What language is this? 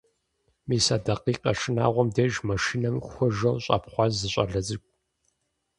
Kabardian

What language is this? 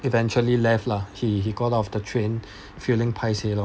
English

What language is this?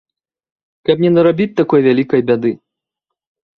Belarusian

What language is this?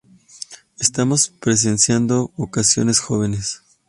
Spanish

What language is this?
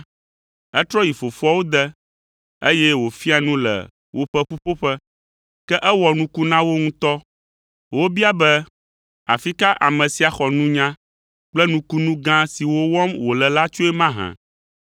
Ewe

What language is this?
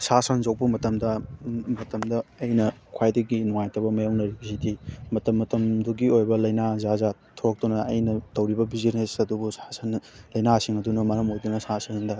Manipuri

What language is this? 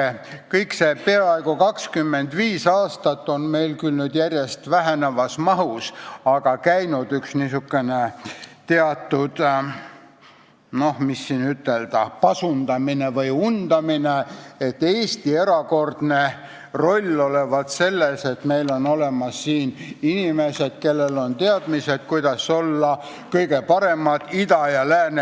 Estonian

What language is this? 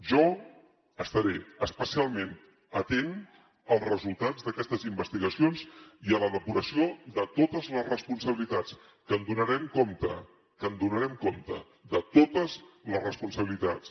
Catalan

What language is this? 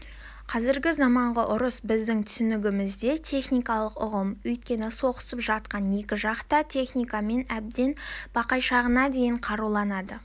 Kazakh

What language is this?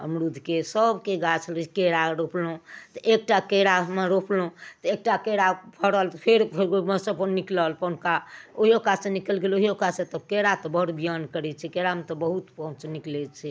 Maithili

